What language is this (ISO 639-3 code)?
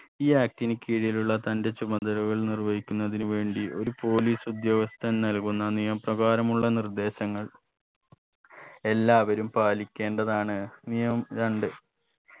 mal